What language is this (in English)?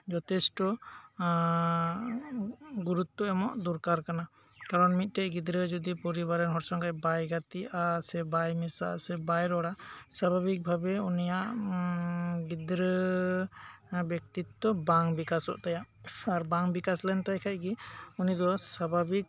Santali